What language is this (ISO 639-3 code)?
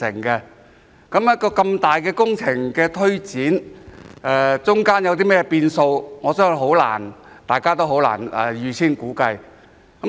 yue